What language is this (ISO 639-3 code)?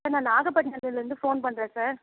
tam